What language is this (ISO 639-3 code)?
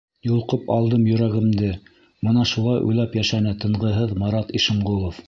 bak